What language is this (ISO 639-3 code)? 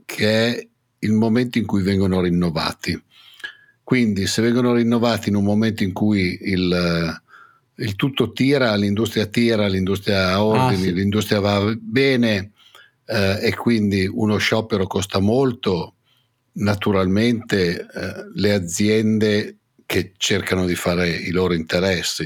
ita